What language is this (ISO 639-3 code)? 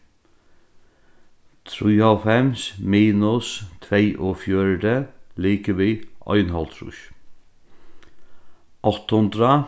fao